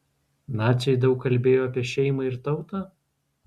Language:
Lithuanian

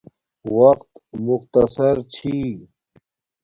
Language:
Domaaki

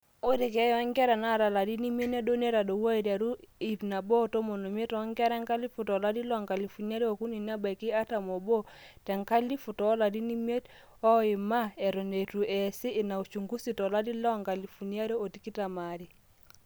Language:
Masai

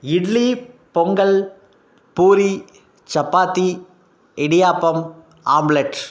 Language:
Tamil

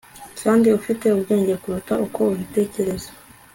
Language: Kinyarwanda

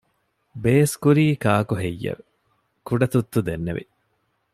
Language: Divehi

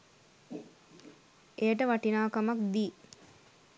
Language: Sinhala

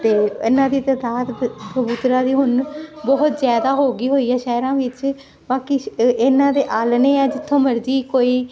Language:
Punjabi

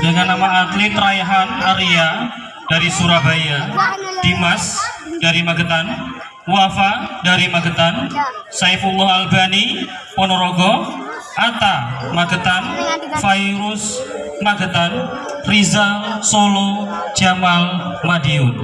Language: Indonesian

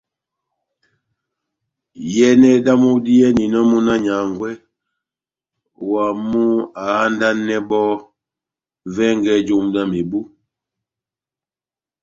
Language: Batanga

